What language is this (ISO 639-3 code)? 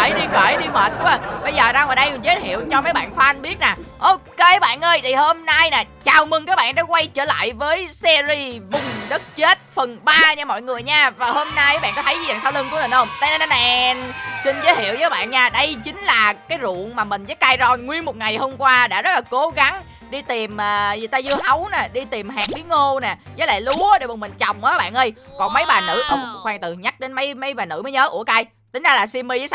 vie